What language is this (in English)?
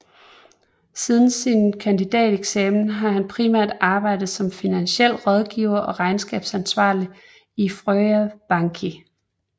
Danish